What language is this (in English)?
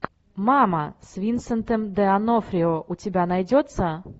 Russian